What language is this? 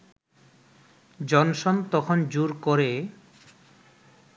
Bangla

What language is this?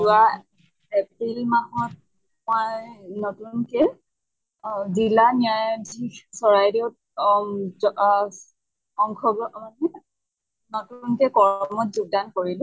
Assamese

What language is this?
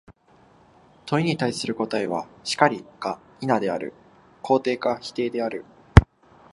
Japanese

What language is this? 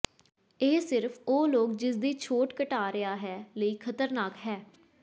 Punjabi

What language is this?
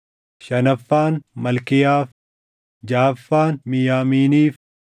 Oromo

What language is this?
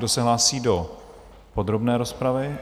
Czech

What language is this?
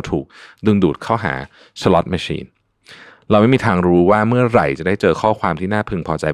Thai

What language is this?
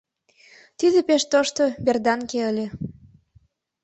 Mari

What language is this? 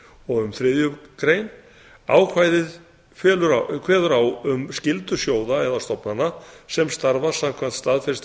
Icelandic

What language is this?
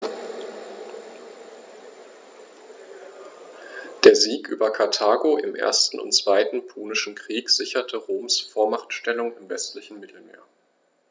German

